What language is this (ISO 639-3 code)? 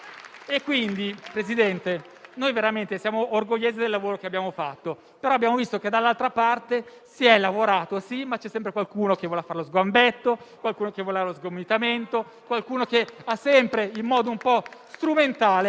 ita